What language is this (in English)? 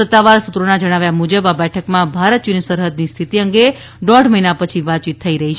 Gujarati